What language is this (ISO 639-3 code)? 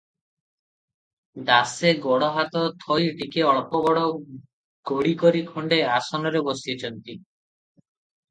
ori